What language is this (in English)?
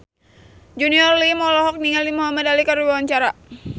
Sundanese